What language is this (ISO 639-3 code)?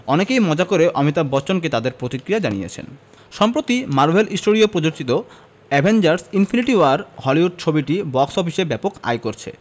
ben